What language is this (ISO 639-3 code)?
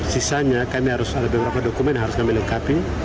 ind